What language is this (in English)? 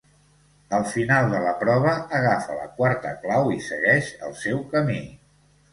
Catalan